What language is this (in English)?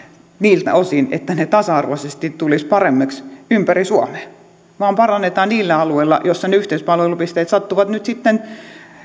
Finnish